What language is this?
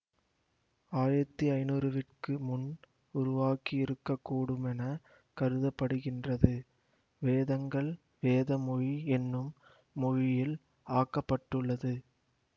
Tamil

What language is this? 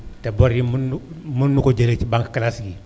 Wolof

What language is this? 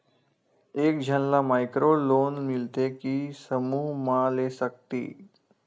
Chhattisgarhi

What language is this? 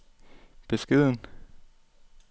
Danish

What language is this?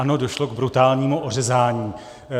Czech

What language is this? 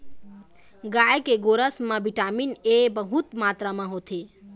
Chhattisgarhi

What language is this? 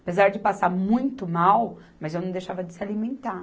Portuguese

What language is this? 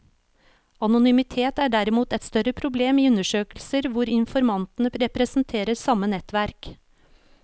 Norwegian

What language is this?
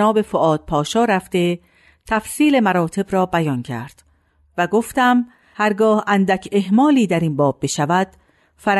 Persian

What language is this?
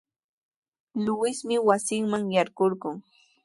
Sihuas Ancash Quechua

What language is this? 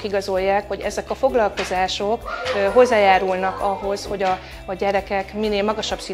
Hungarian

